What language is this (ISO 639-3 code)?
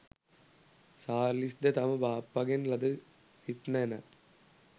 sin